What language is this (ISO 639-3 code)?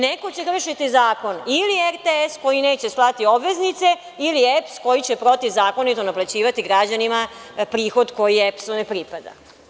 srp